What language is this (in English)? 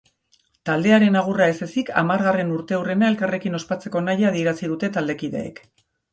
Basque